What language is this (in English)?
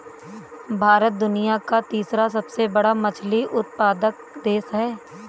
Hindi